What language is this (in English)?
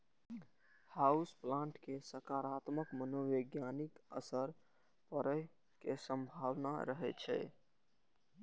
Maithili